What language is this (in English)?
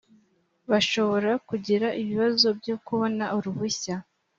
Kinyarwanda